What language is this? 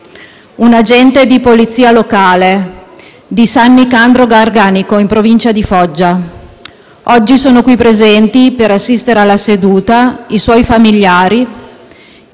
Italian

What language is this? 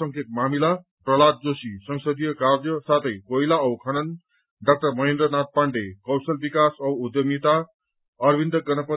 Nepali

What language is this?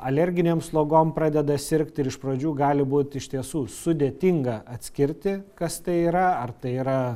Lithuanian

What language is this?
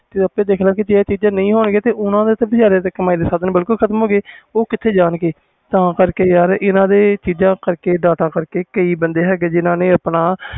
Punjabi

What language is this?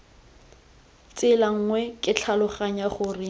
Tswana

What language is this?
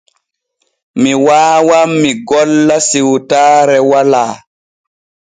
Borgu Fulfulde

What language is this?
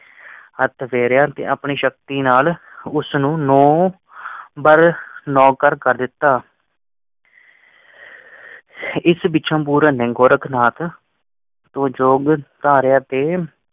Punjabi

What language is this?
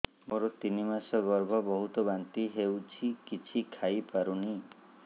Odia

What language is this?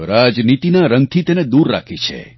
Gujarati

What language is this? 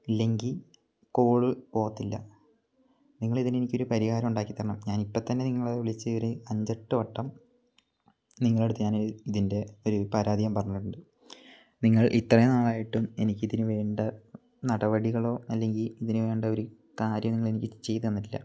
Malayalam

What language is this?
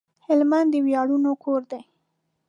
Pashto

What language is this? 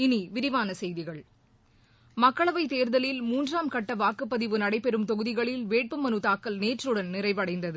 Tamil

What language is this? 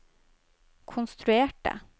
Norwegian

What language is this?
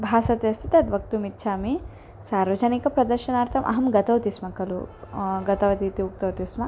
Sanskrit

